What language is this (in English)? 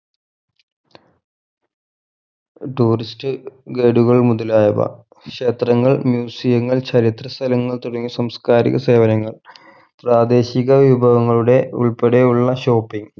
Malayalam